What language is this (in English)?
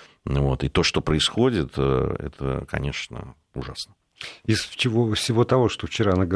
Russian